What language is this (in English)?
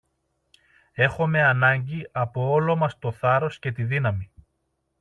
Greek